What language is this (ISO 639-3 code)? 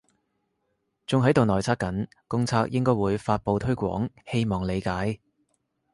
yue